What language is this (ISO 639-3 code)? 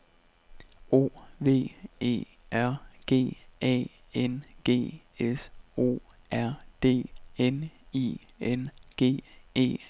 dan